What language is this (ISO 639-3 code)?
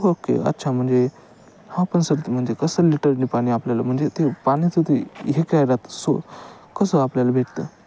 mar